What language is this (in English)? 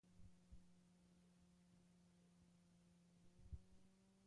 Basque